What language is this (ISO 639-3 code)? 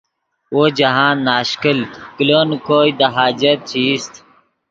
ydg